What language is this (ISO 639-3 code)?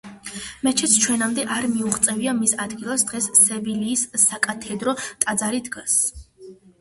kat